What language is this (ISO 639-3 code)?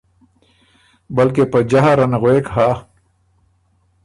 oru